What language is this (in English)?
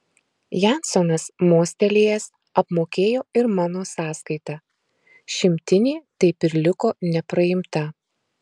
Lithuanian